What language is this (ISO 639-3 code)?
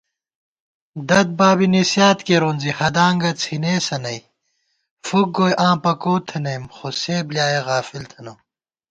gwt